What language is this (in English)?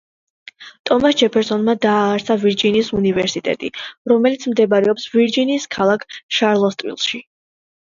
Georgian